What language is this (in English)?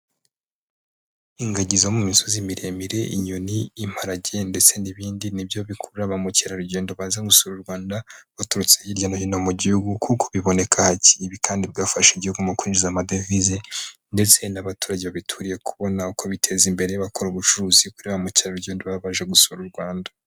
Kinyarwanda